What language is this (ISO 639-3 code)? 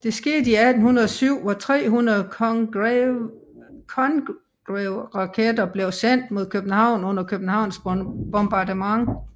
dan